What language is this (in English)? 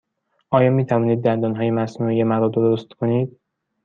Persian